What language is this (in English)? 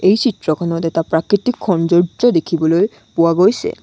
Assamese